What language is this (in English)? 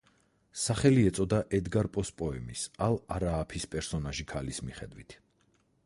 Georgian